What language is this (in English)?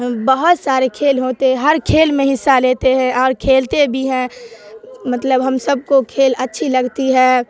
Urdu